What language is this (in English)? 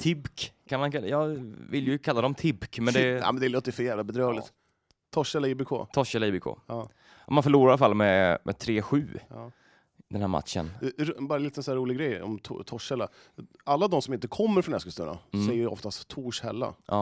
Swedish